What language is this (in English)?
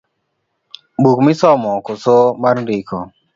Luo (Kenya and Tanzania)